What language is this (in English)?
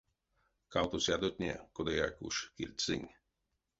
Erzya